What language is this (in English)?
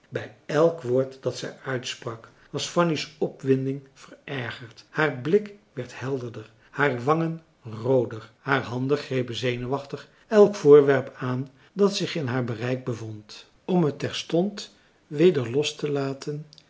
Dutch